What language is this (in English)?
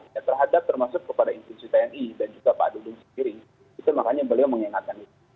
Indonesian